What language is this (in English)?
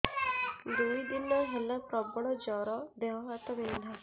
Odia